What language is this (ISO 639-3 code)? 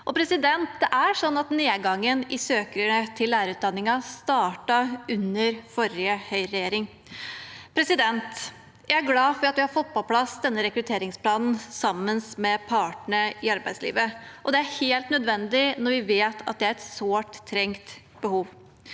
nor